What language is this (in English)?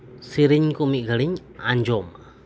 Santali